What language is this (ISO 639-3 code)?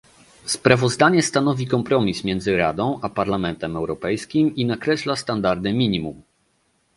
pol